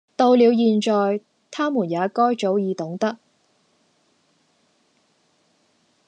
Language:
Cantonese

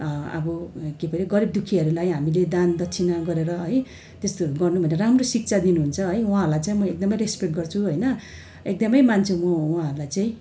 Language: Nepali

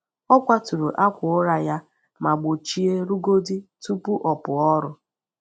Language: Igbo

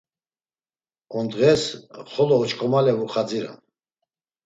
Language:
Laz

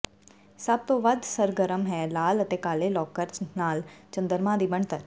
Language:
Punjabi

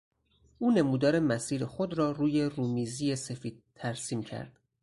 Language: Persian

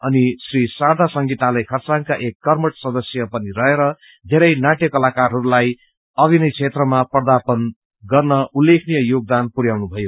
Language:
Nepali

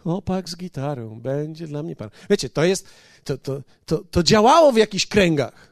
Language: Polish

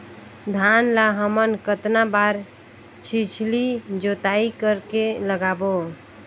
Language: Chhattisgarhi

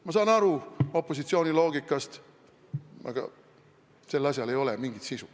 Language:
Estonian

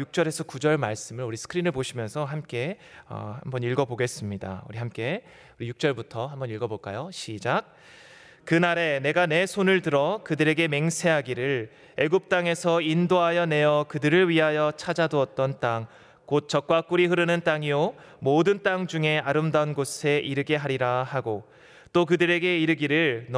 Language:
Korean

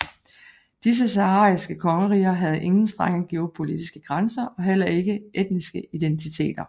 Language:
Danish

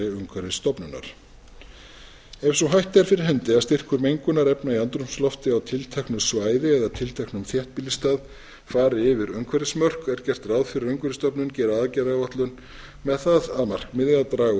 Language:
Icelandic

